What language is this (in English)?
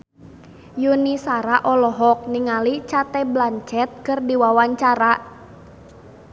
Sundanese